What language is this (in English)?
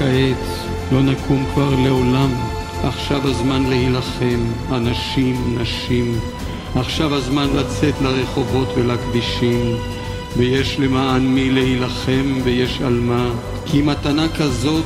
Hebrew